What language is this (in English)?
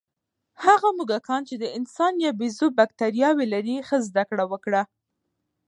Pashto